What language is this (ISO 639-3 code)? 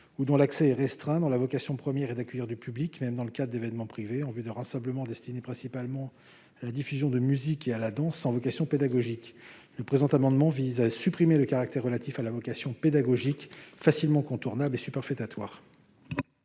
fra